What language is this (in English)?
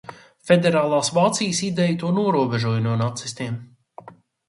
Latvian